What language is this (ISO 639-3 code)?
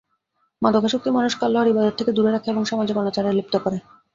ben